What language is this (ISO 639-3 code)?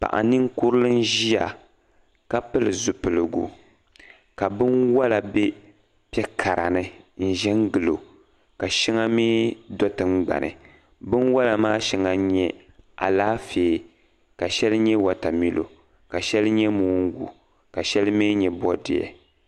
dag